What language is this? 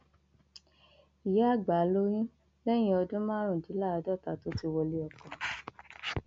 Yoruba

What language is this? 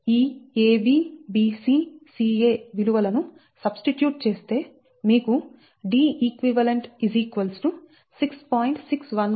Telugu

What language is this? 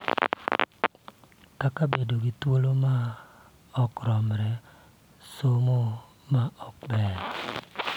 Luo (Kenya and Tanzania)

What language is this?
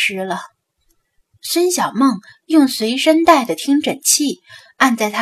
Chinese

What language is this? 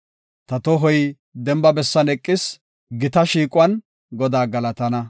Gofa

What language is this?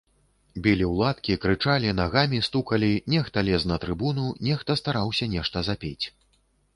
Belarusian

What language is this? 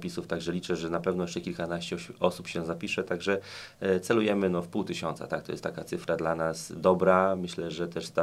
Polish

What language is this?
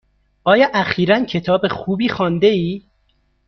Persian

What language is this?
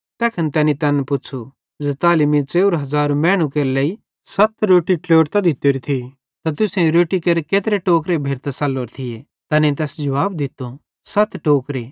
Bhadrawahi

